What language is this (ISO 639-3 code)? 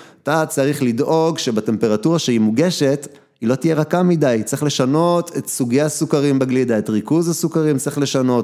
heb